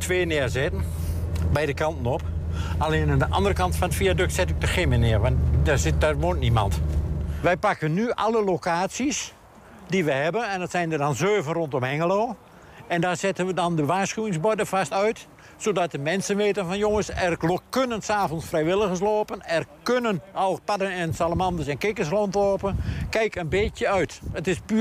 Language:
Dutch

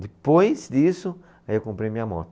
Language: Portuguese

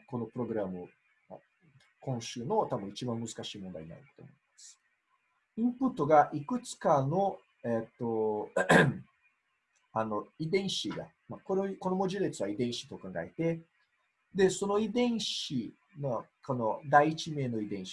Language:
Japanese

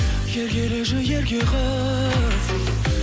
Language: Kazakh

